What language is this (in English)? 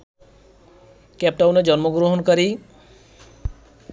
Bangla